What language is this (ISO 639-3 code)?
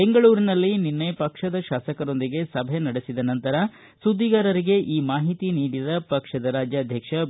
kan